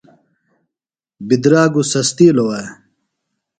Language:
Phalura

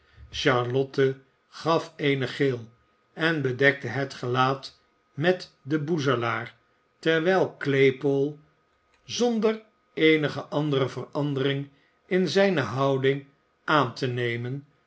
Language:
Dutch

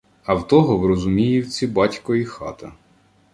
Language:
Ukrainian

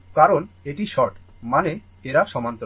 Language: Bangla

